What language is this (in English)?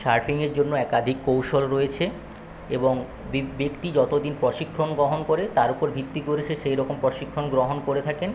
Bangla